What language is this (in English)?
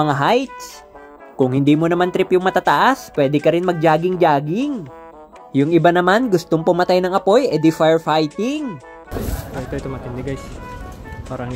Filipino